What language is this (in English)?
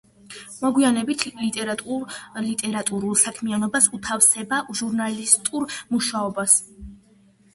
Georgian